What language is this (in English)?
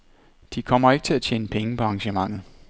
Danish